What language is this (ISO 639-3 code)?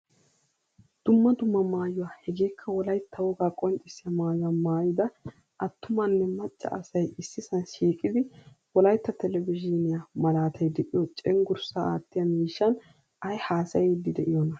wal